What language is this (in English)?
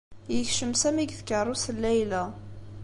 Kabyle